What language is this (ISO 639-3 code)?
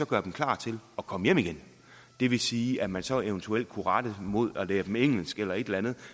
dan